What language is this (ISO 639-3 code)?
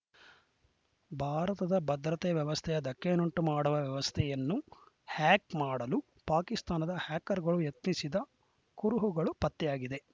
kan